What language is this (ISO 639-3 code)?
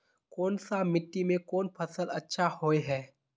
mag